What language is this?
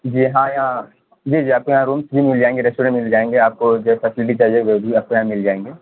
Urdu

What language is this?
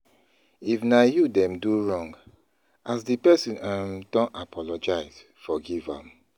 Nigerian Pidgin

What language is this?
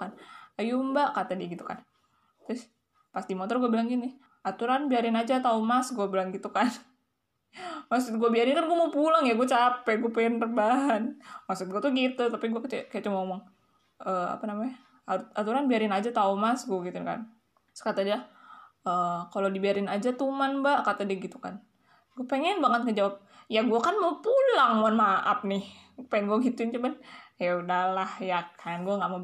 Indonesian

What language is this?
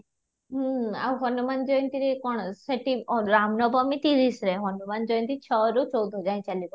Odia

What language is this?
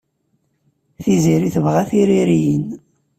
Kabyle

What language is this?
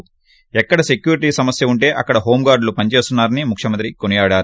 Telugu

